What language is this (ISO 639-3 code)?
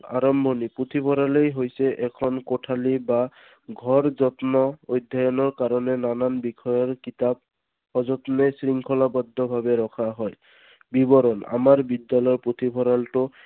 asm